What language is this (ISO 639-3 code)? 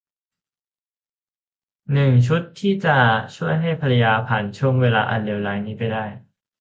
tha